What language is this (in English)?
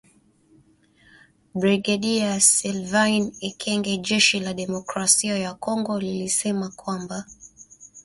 Swahili